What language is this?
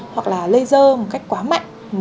Vietnamese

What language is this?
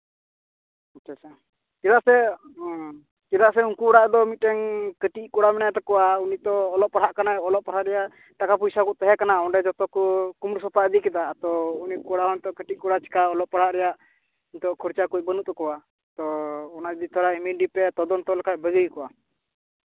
Santali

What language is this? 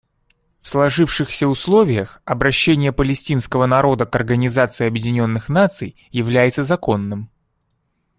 Russian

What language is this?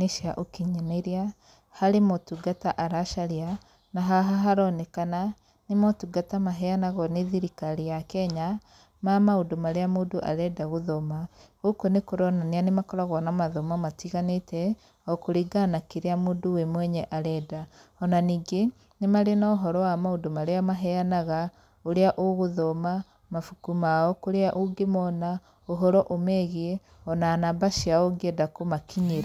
Kikuyu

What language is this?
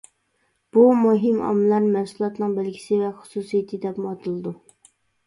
Uyghur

